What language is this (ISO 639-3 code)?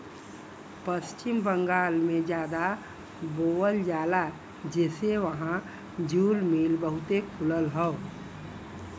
bho